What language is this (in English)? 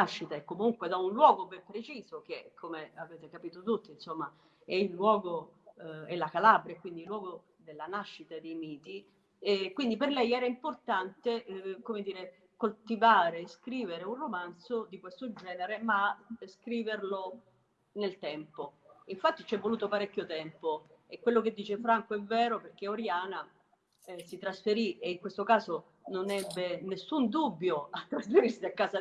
Italian